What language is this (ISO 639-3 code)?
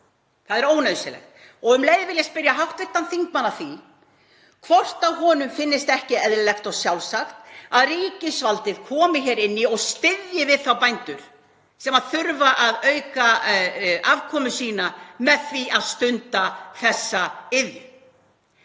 isl